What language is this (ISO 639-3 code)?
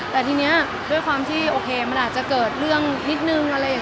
tha